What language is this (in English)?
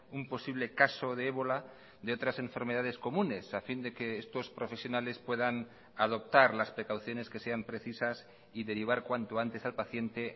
Spanish